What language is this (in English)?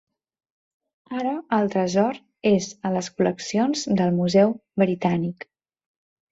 Catalan